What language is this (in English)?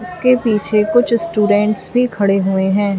Hindi